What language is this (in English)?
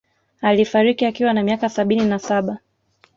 Swahili